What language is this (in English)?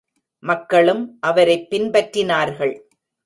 Tamil